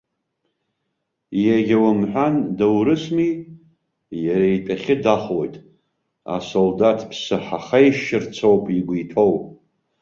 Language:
Abkhazian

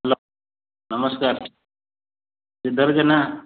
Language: Odia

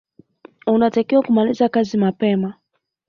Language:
Swahili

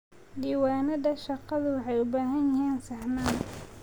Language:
Somali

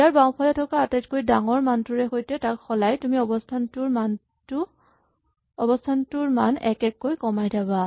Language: Assamese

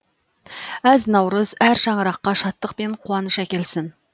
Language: Kazakh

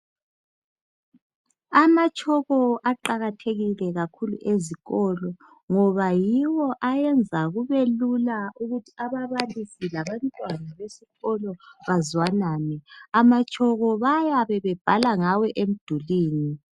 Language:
North Ndebele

